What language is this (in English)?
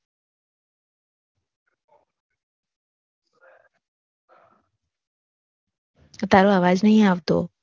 Gujarati